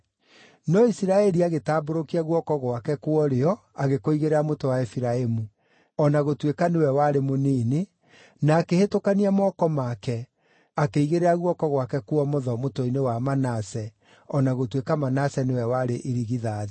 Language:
Kikuyu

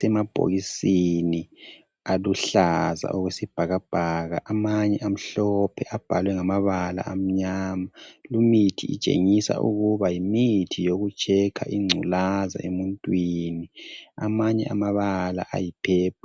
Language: North Ndebele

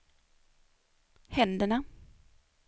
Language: Swedish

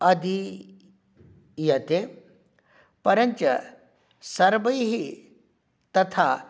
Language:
Sanskrit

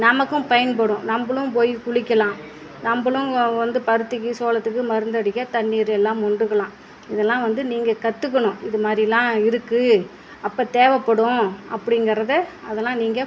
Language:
Tamil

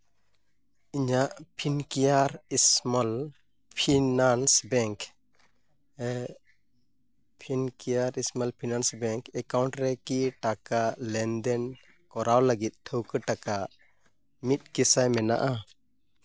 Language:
Santali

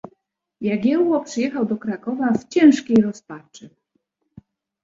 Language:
Polish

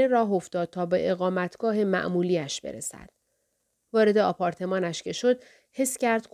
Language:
Persian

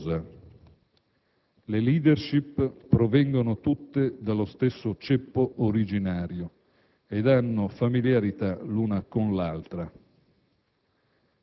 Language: Italian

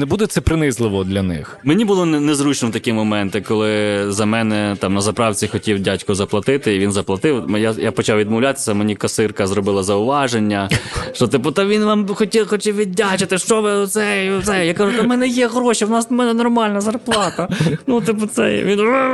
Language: Ukrainian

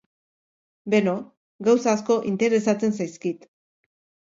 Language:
Basque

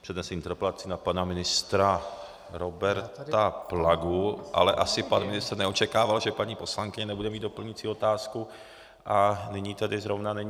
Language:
Czech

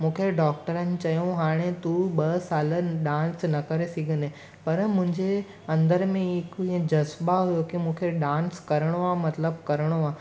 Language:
Sindhi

